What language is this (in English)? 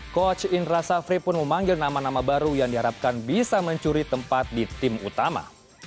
Indonesian